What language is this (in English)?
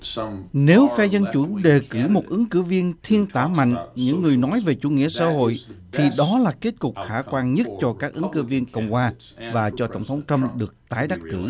Vietnamese